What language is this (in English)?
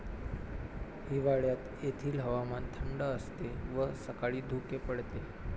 Marathi